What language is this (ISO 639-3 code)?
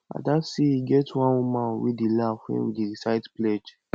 pcm